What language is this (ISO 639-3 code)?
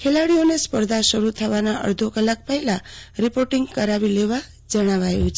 guj